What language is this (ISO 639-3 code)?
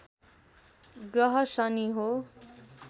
nep